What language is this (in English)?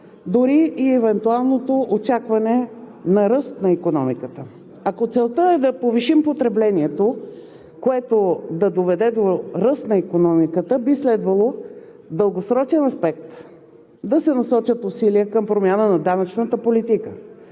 Bulgarian